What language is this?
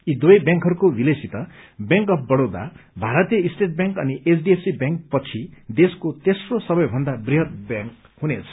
Nepali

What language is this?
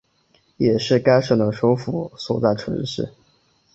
Chinese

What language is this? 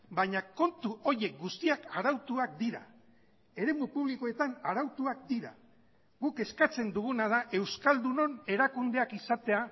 Basque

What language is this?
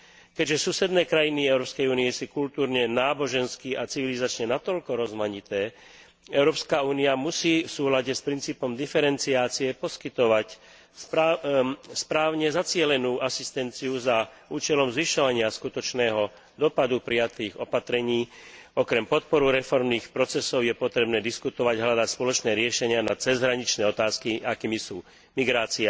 Slovak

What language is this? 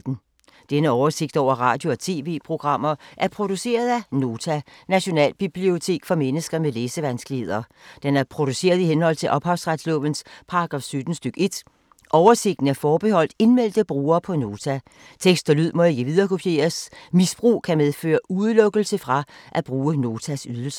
Danish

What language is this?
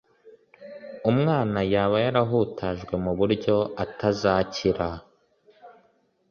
Kinyarwanda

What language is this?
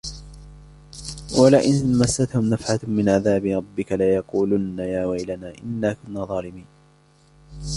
Arabic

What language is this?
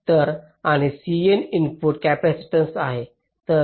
Marathi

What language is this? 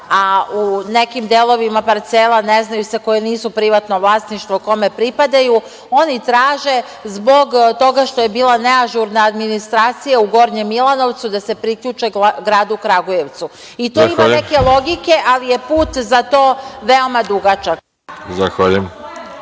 Serbian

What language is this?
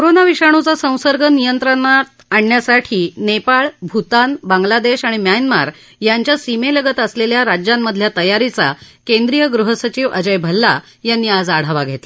Marathi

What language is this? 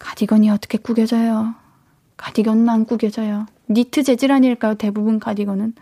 Korean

